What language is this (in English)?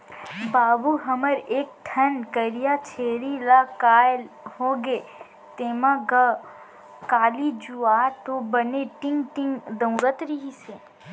Chhattisgarhi